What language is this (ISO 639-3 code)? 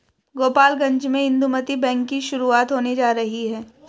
hin